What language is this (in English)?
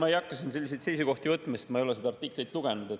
Estonian